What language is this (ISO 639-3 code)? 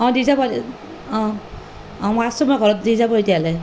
asm